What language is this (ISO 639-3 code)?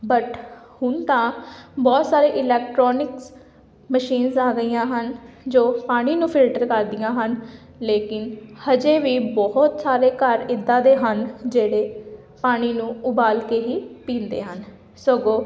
pan